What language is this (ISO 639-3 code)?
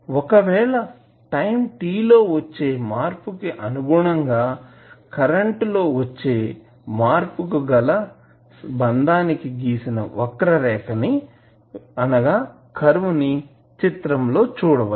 tel